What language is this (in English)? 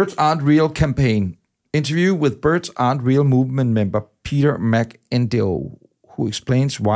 Danish